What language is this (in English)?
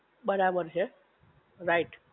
Gujarati